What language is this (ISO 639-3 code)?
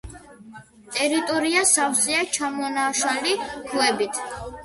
kat